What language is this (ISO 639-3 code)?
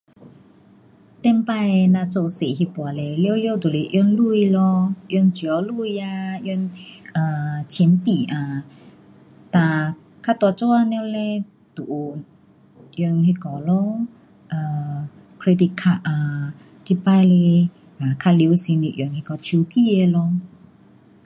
cpx